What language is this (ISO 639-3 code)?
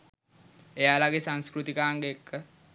sin